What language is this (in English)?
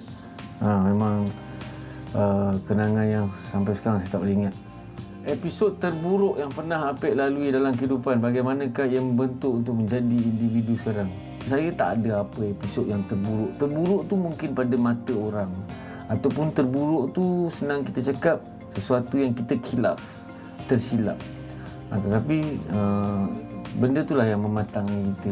Malay